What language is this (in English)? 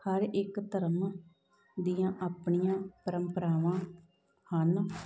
Punjabi